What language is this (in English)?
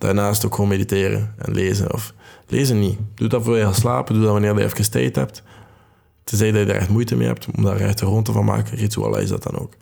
Dutch